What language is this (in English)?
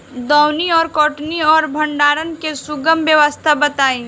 Bhojpuri